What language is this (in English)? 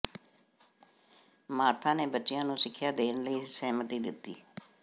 Punjabi